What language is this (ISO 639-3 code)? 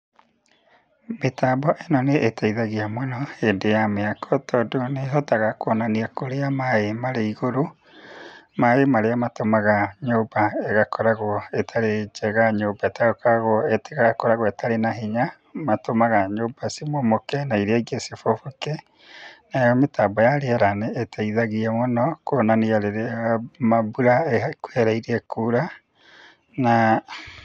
kik